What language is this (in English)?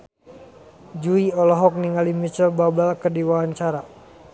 Sundanese